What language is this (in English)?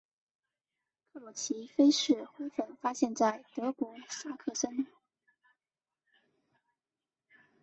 Chinese